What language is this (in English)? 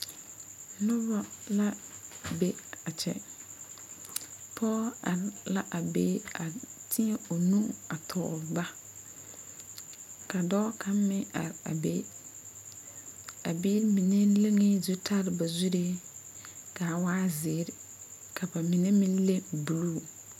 Southern Dagaare